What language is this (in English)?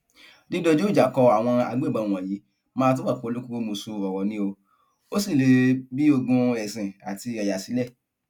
Yoruba